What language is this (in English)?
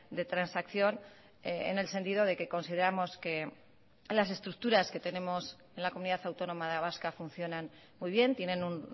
Spanish